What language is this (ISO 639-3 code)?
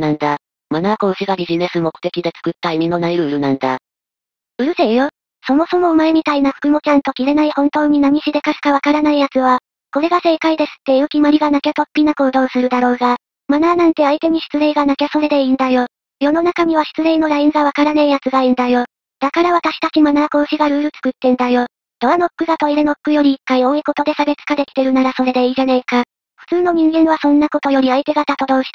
jpn